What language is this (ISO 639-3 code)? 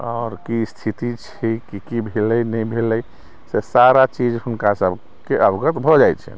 mai